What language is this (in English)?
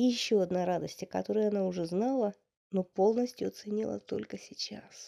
Russian